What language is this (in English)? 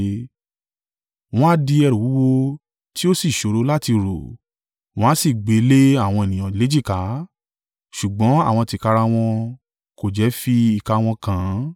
Yoruba